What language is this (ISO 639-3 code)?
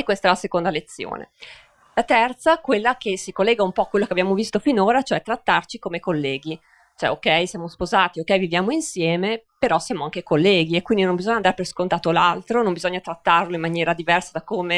ita